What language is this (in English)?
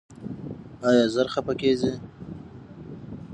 Pashto